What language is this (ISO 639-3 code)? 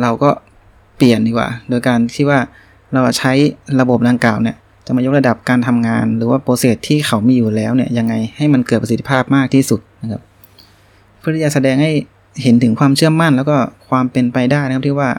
tha